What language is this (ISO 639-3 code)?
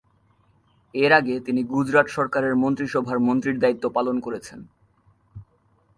ben